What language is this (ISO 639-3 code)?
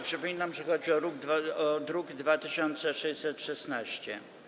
pol